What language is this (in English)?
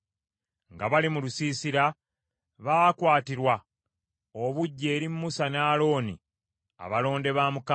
Ganda